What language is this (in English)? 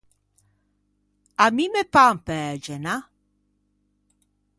Ligurian